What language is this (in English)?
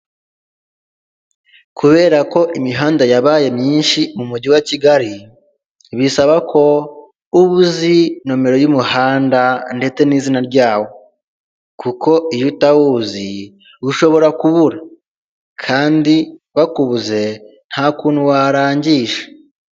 Kinyarwanda